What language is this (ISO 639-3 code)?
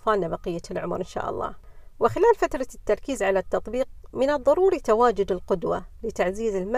ara